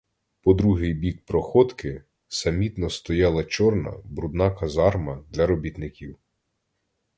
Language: Ukrainian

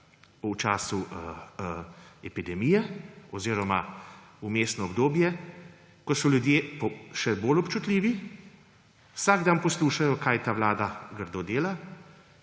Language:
Slovenian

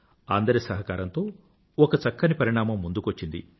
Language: Telugu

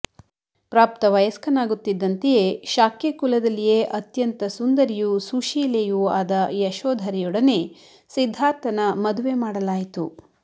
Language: Kannada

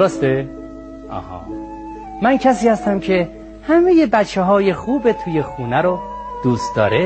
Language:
Persian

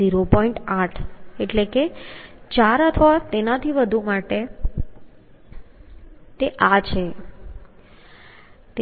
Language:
Gujarati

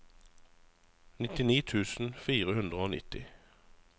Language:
Norwegian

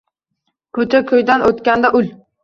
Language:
Uzbek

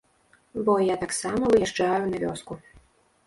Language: Belarusian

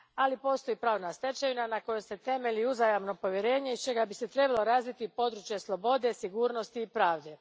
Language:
Croatian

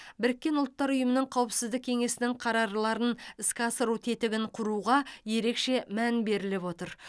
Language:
Kazakh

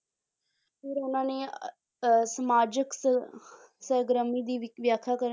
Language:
Punjabi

